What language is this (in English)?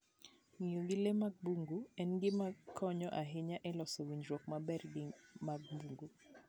Luo (Kenya and Tanzania)